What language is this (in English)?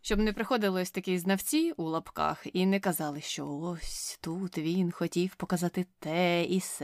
Ukrainian